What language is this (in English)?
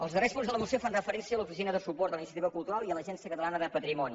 Catalan